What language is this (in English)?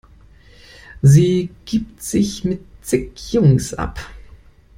German